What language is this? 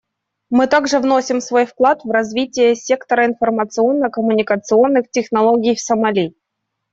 Russian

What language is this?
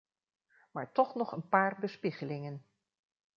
Dutch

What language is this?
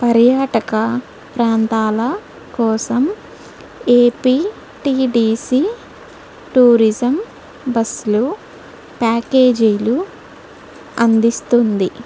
Telugu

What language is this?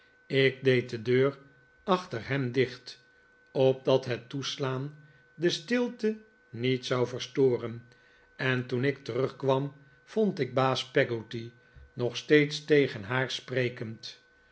Dutch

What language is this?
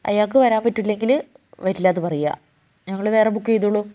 Malayalam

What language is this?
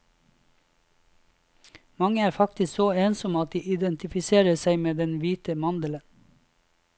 Norwegian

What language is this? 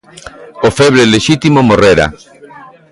Galician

